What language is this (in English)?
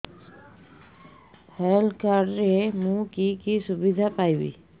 Odia